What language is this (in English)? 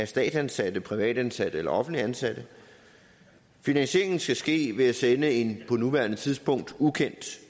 Danish